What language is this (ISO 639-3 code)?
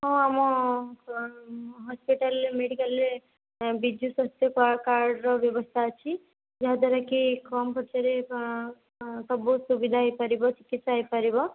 ori